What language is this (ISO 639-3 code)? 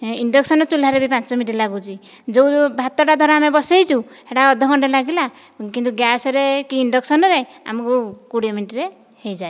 ori